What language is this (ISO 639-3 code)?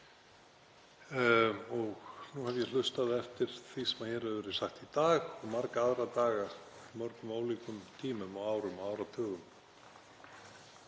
isl